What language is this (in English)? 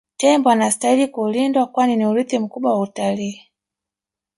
Swahili